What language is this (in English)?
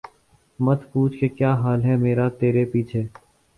Urdu